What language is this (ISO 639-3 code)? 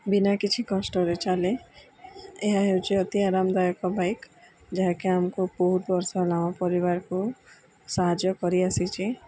ori